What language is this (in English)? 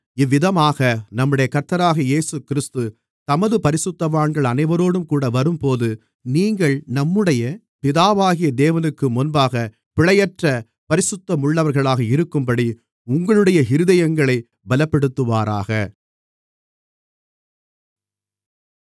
Tamil